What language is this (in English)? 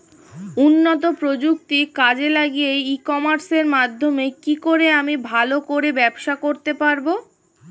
Bangla